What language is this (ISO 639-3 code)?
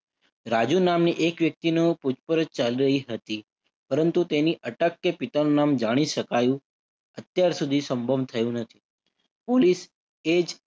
guj